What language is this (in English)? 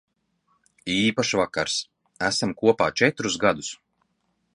Latvian